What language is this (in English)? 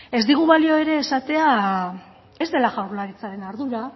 Basque